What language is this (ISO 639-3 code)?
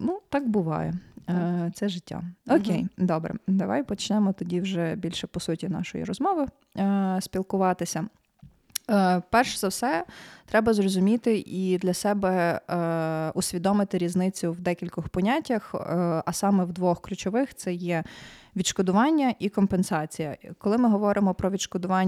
ukr